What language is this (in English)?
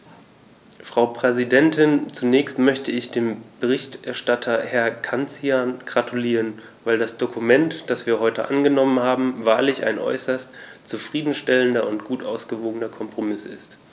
German